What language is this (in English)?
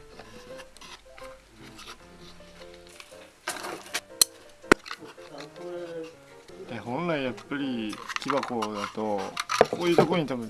Japanese